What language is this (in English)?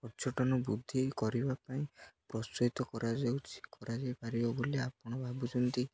Odia